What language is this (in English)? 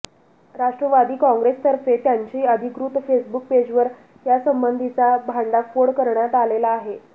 Marathi